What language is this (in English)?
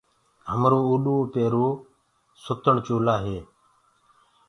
Gurgula